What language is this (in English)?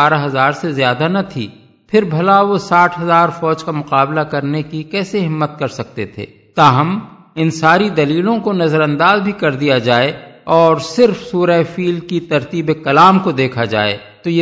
Urdu